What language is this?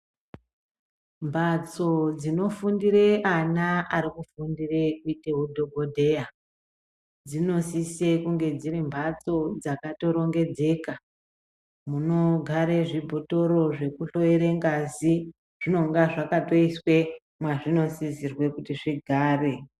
Ndau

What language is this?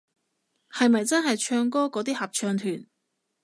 Cantonese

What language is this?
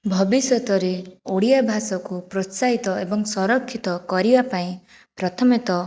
Odia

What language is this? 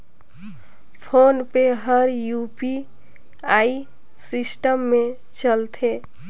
Chhattisgarhi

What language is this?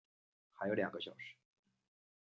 Chinese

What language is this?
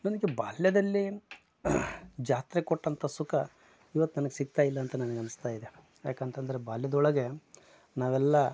Kannada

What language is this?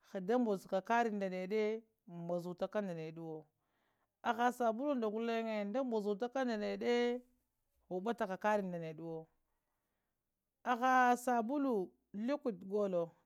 Lamang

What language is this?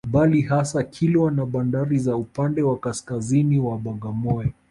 Swahili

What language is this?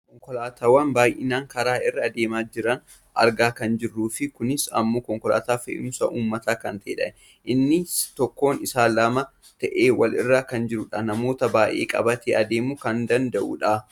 Oromo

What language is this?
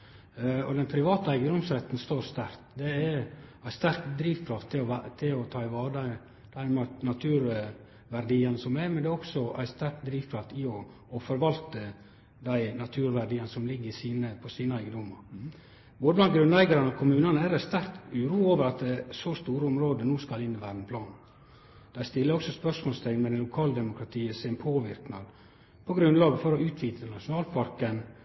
Norwegian Nynorsk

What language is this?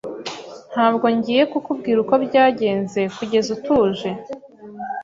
Kinyarwanda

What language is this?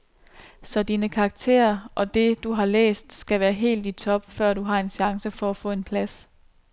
Danish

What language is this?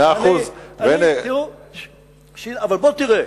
Hebrew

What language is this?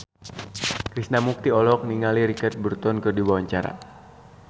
Sundanese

